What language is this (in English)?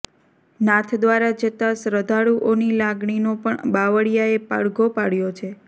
Gujarati